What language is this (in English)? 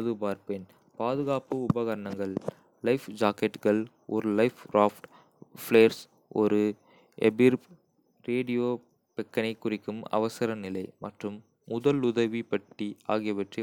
Kota (India)